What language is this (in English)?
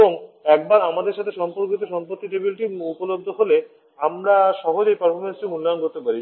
Bangla